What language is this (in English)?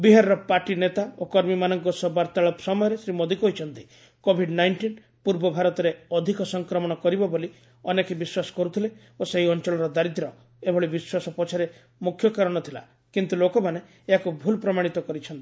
Odia